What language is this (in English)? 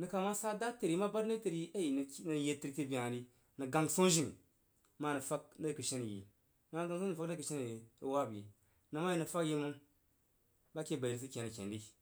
Jiba